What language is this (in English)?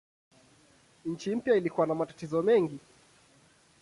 Swahili